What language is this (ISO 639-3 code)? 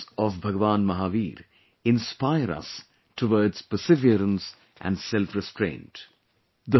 eng